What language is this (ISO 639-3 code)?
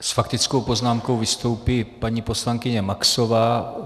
ces